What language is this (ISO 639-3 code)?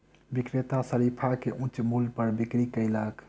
mai